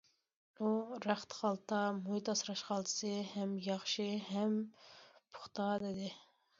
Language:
Uyghur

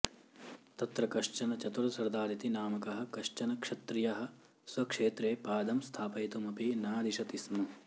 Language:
Sanskrit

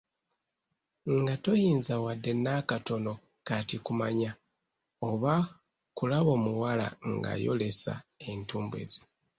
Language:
Ganda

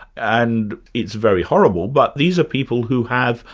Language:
English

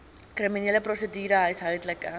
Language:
Afrikaans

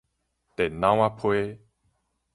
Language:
Min Nan Chinese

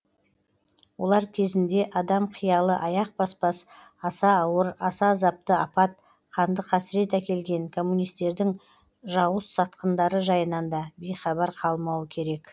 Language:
Kazakh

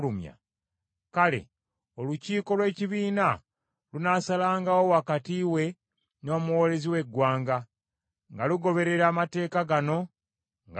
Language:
Ganda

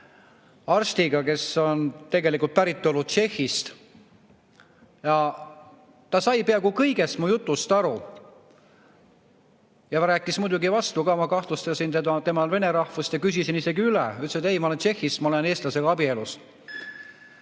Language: Estonian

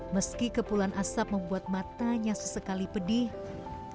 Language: Indonesian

